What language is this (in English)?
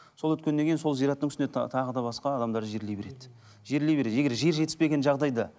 Kazakh